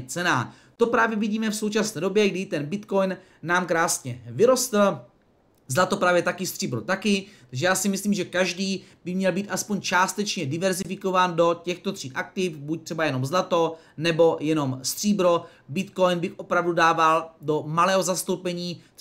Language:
Czech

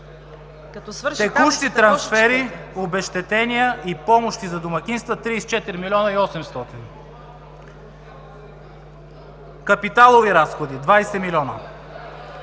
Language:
Bulgarian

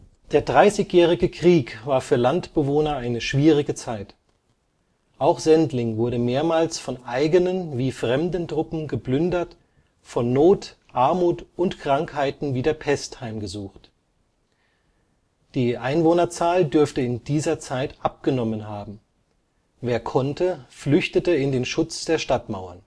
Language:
German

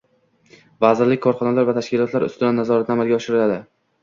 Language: Uzbek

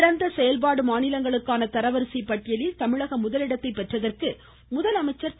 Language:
Tamil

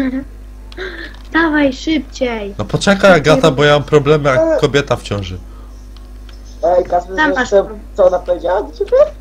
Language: Polish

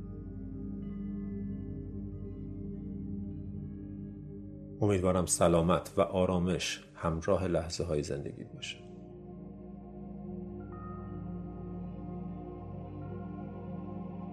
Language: Persian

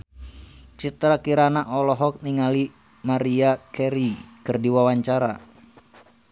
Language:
Sundanese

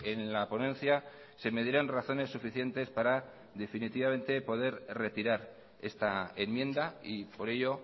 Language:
Spanish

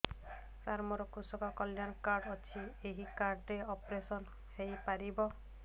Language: Odia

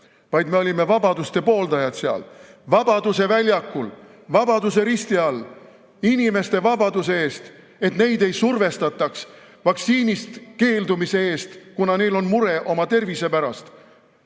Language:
Estonian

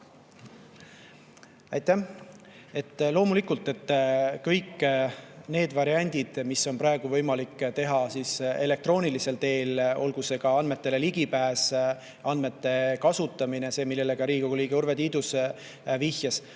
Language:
Estonian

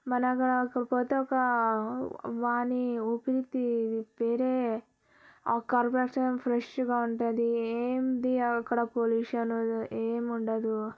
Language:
Telugu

